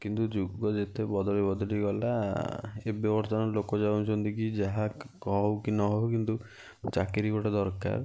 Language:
Odia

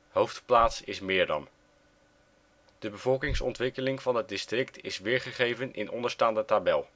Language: Dutch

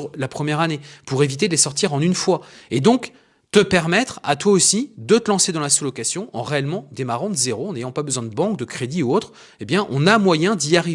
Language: French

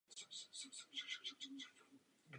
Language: Czech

